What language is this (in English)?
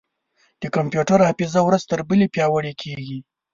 Pashto